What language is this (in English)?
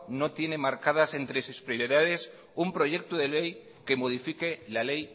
Spanish